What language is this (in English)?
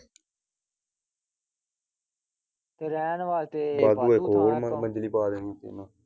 Punjabi